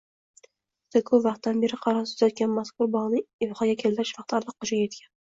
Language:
Uzbek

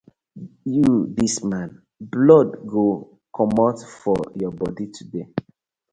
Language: Nigerian Pidgin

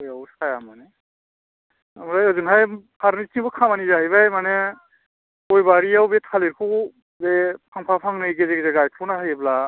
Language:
Bodo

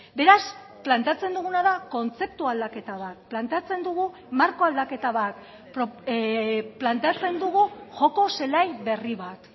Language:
Basque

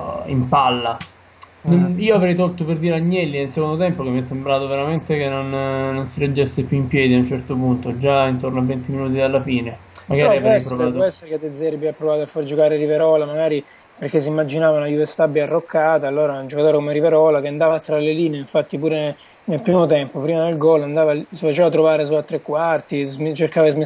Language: Italian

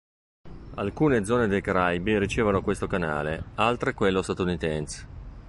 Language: Italian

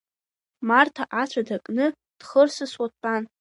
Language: Abkhazian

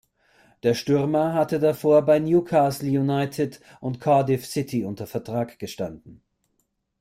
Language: German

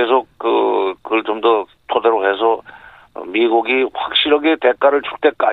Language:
Korean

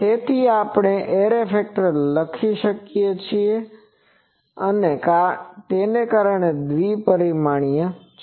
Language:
Gujarati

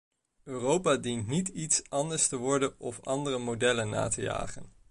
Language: Dutch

